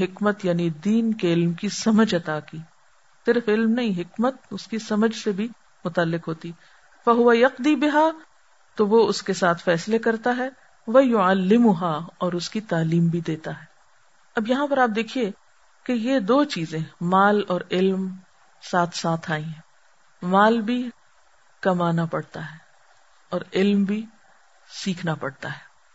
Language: Urdu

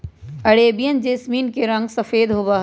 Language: Magahi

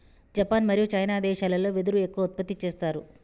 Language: Telugu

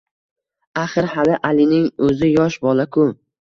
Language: Uzbek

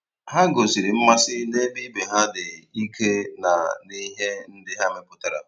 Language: Igbo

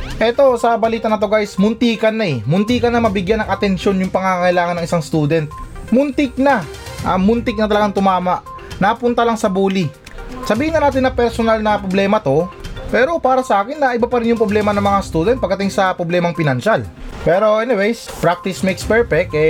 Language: Filipino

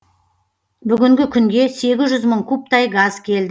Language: Kazakh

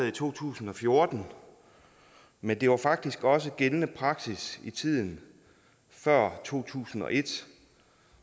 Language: Danish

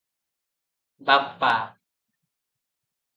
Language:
Odia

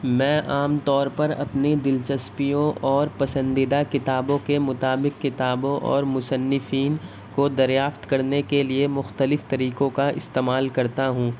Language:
Urdu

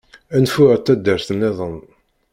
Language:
Kabyle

